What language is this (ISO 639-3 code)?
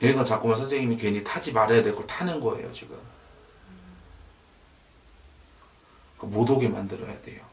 kor